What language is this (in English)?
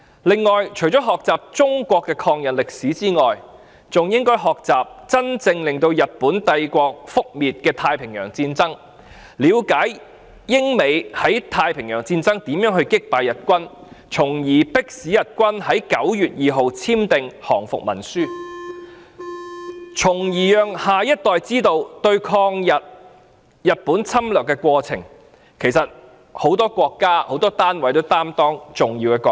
Cantonese